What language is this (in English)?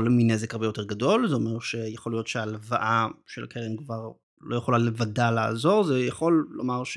Hebrew